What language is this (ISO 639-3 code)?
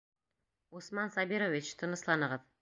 bak